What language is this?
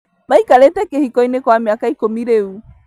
Kikuyu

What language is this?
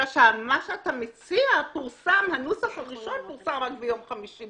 Hebrew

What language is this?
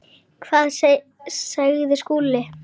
Icelandic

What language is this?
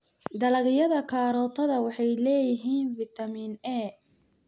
Somali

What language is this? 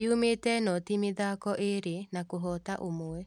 Kikuyu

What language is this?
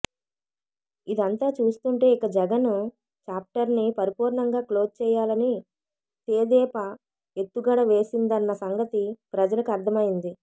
Telugu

